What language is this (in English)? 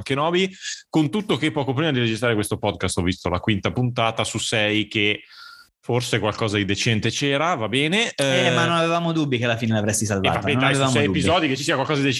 Italian